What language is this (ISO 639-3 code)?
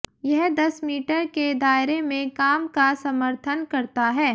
hin